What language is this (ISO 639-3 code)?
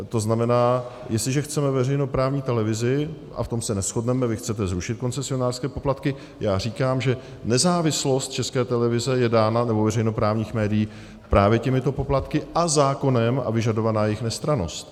ces